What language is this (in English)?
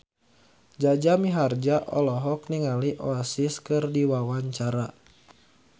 Sundanese